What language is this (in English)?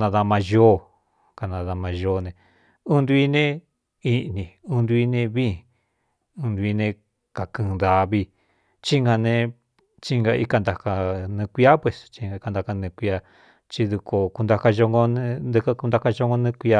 Cuyamecalco Mixtec